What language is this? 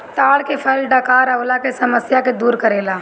Bhojpuri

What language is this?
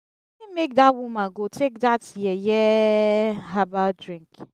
Nigerian Pidgin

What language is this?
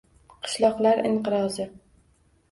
Uzbek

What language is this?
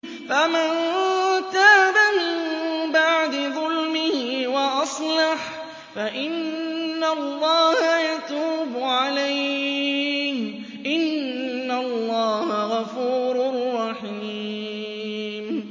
Arabic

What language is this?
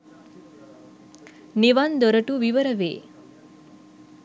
Sinhala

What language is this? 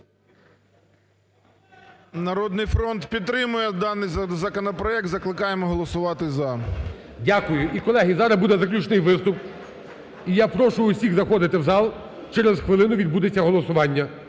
Ukrainian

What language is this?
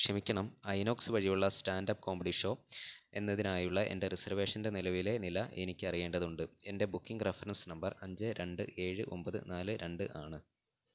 Malayalam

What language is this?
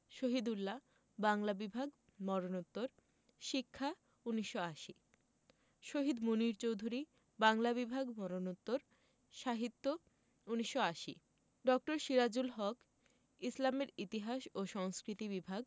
Bangla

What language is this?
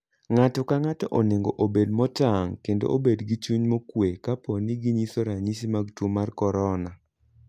Luo (Kenya and Tanzania)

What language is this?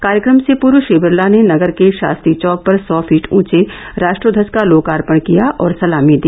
Hindi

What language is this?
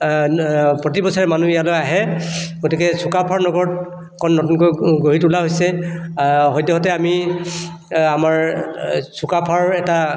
Assamese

